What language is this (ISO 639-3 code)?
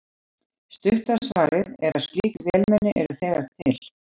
isl